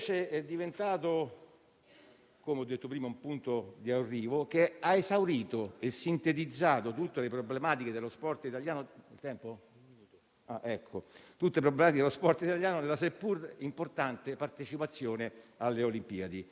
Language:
Italian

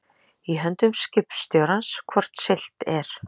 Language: Icelandic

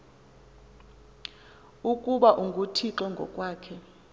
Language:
Xhosa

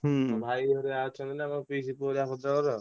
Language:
Odia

